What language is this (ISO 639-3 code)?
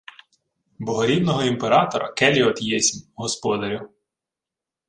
ukr